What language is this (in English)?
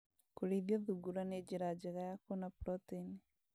Kikuyu